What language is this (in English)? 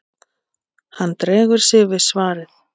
Icelandic